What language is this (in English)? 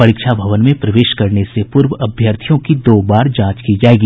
Hindi